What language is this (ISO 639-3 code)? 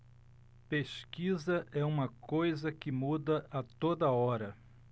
por